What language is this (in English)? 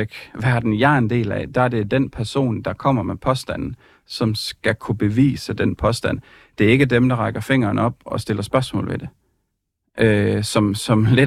Danish